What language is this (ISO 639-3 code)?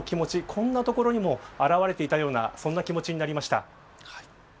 jpn